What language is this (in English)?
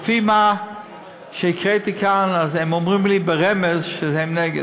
Hebrew